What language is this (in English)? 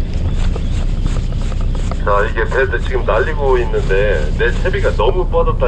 Korean